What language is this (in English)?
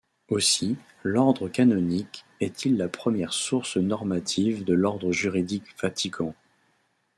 French